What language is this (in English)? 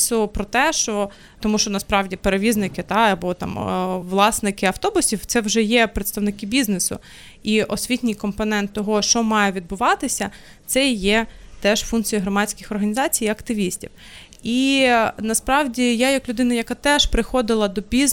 Ukrainian